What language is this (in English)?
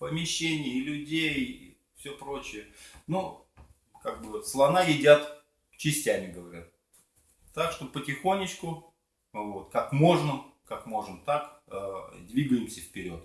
Russian